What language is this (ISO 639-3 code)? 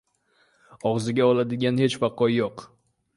uzb